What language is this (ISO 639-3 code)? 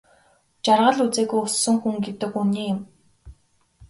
mon